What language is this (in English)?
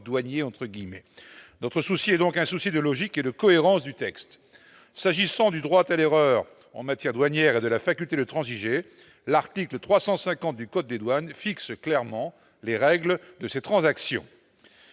French